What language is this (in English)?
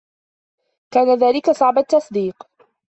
Arabic